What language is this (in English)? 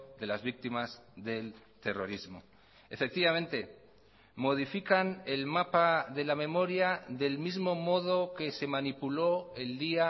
Spanish